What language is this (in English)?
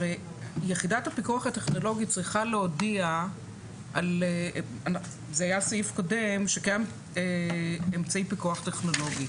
Hebrew